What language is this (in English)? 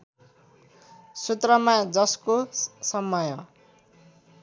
Nepali